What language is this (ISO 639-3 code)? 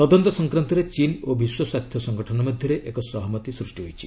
ori